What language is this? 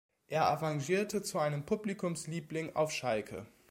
German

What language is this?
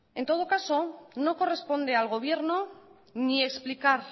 Spanish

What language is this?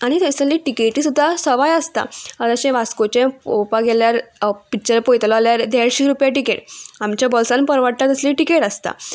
Konkani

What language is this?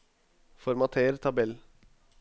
Norwegian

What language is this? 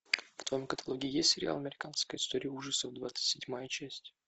Russian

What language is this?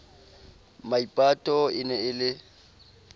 Southern Sotho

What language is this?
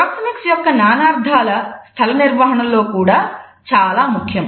Telugu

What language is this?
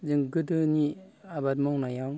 Bodo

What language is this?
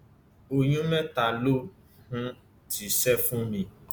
Yoruba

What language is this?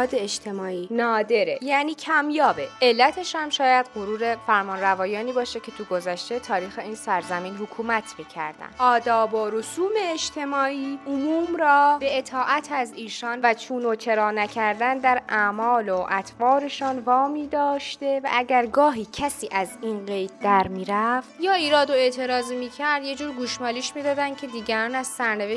Persian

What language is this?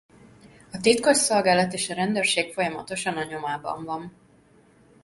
Hungarian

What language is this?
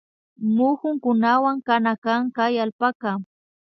Imbabura Highland Quichua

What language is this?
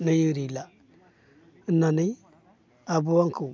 Bodo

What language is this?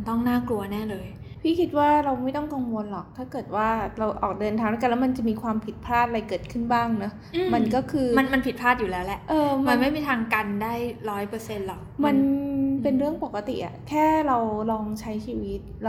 Thai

